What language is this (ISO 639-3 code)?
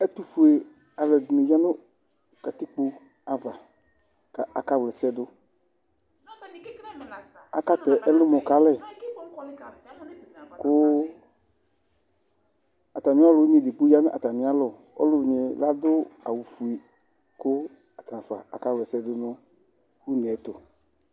kpo